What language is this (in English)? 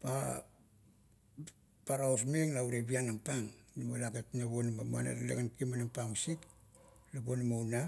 Kuot